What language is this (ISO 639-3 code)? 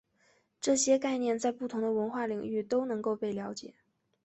zho